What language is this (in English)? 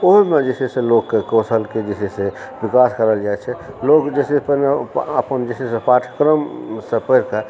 Maithili